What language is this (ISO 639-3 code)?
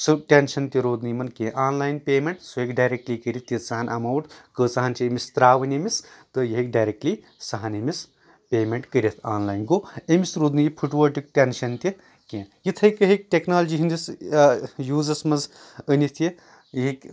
kas